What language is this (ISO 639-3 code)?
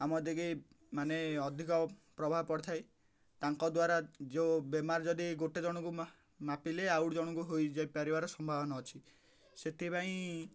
ori